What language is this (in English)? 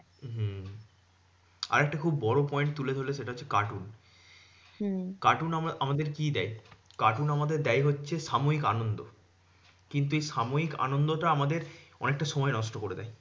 Bangla